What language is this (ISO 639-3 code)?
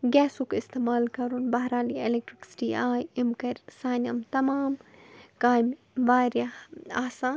kas